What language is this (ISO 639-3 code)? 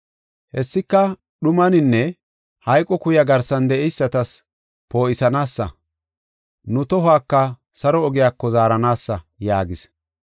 gof